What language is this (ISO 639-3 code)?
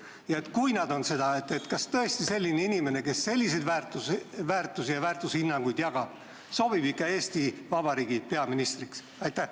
est